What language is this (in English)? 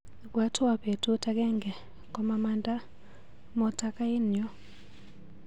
Kalenjin